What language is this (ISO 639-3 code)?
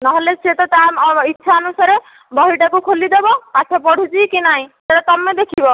ori